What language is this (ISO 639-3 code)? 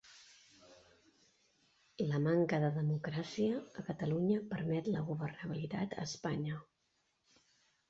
cat